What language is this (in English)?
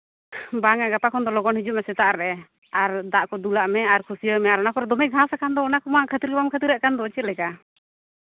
Santali